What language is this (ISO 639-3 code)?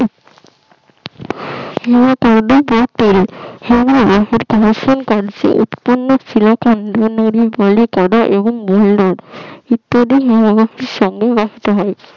ben